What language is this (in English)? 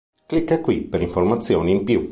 Italian